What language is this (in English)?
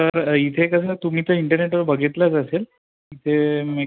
Marathi